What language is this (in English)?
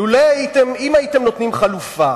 Hebrew